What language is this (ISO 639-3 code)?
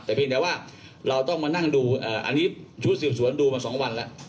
tha